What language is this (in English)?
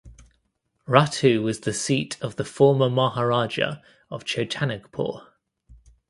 English